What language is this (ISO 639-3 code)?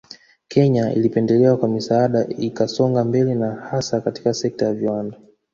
swa